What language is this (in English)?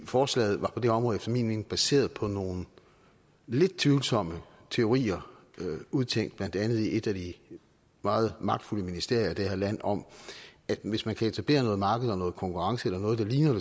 Danish